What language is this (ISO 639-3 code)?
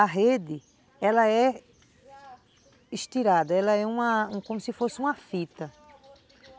por